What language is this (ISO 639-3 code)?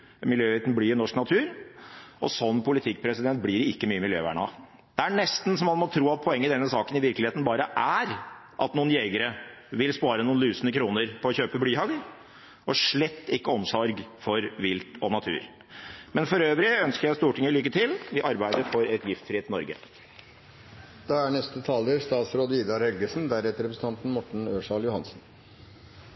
nob